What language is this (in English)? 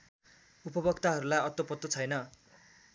Nepali